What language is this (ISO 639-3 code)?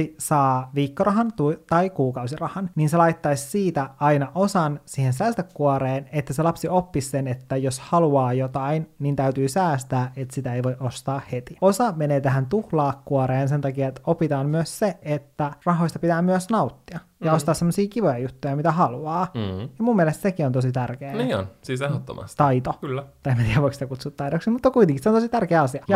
fin